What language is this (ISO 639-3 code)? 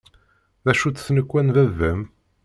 kab